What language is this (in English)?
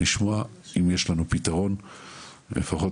Hebrew